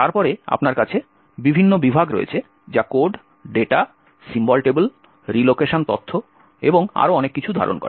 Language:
Bangla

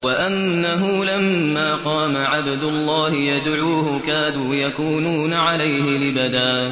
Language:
Arabic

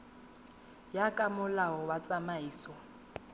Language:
Tswana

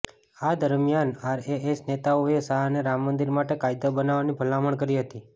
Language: Gujarati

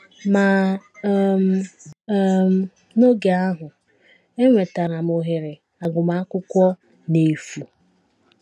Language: Igbo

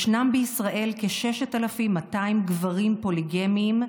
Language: Hebrew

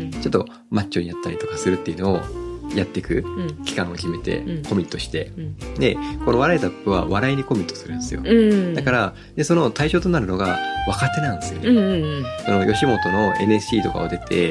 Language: Japanese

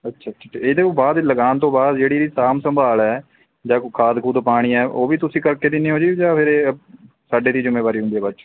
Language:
Punjabi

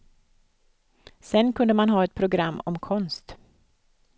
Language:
Swedish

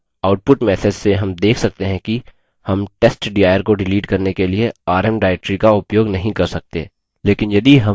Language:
Hindi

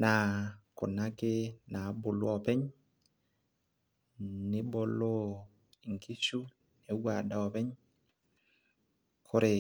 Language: Masai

